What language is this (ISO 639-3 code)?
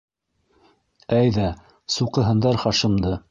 bak